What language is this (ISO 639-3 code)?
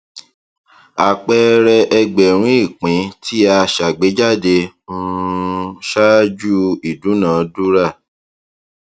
yor